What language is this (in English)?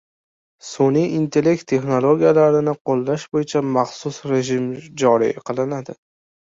Uzbek